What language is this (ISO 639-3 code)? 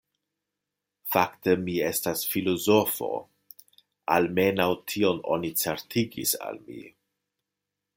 epo